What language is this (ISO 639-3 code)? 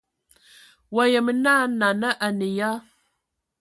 ewo